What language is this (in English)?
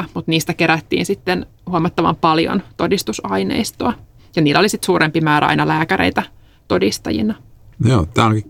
Finnish